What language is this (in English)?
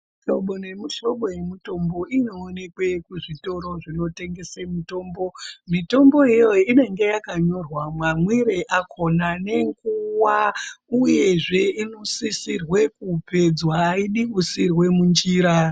Ndau